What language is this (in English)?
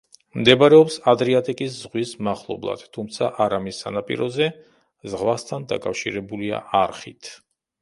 Georgian